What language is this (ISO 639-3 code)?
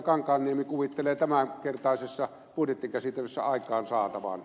fin